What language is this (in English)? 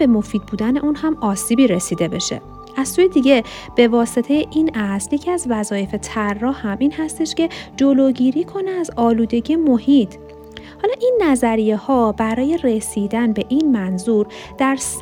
Persian